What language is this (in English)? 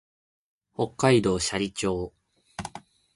Japanese